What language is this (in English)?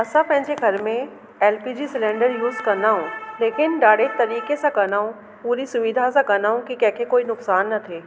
Sindhi